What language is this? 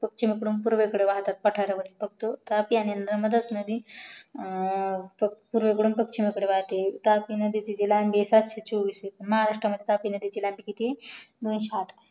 Marathi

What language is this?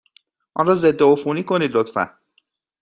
Persian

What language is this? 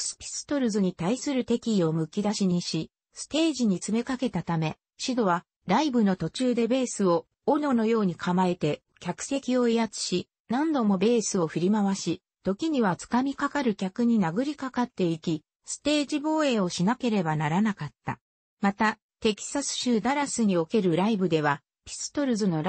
Japanese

